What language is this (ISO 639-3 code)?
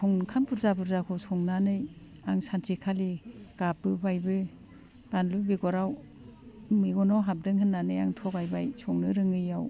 brx